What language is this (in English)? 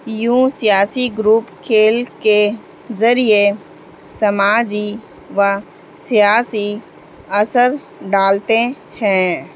Urdu